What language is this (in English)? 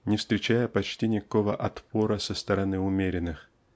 Russian